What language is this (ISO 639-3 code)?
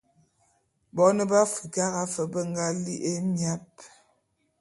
bum